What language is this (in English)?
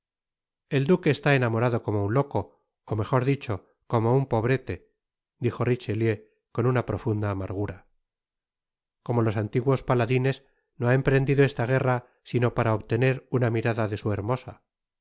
Spanish